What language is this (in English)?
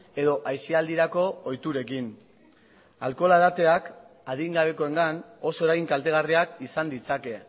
Basque